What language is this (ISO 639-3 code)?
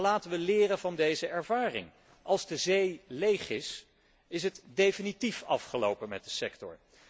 nld